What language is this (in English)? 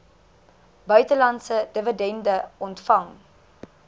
Afrikaans